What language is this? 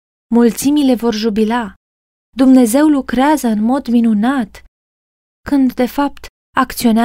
Romanian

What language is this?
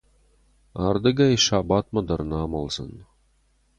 Ossetic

